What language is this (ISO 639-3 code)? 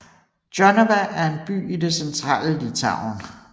dan